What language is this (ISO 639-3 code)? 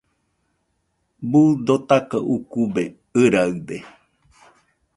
hux